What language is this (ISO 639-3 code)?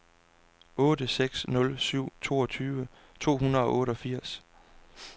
dan